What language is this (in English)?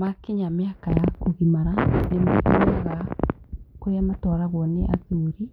Kikuyu